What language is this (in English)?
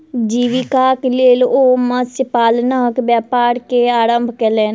Maithili